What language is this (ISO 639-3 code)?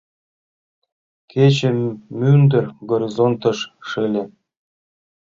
chm